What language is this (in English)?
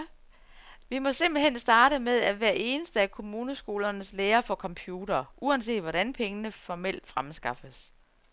Danish